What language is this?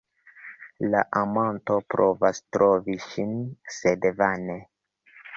Esperanto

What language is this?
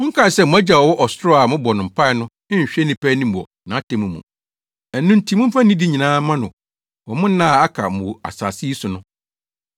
Akan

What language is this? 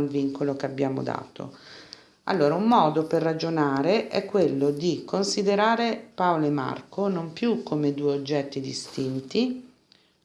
Italian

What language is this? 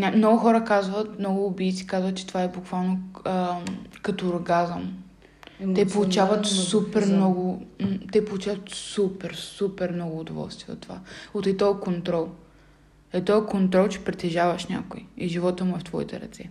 Bulgarian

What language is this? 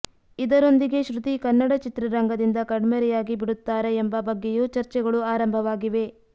Kannada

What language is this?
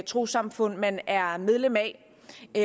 Danish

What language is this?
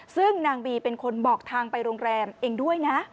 Thai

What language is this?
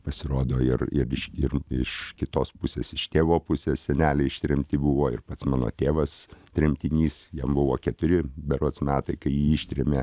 Lithuanian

